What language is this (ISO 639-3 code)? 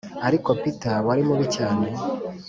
kin